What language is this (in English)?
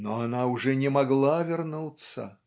Russian